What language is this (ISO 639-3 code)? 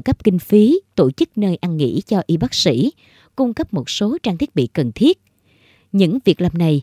vie